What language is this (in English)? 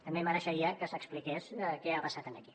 Catalan